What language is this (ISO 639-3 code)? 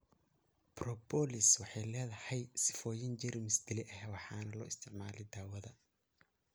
som